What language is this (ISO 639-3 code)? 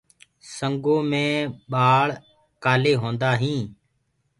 ggg